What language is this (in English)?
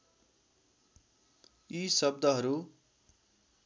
Nepali